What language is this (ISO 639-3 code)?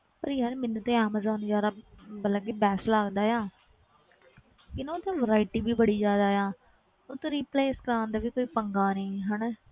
pan